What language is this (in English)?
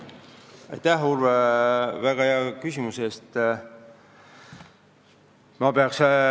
Estonian